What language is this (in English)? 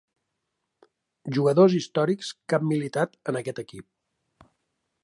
Catalan